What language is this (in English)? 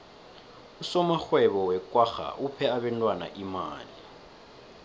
South Ndebele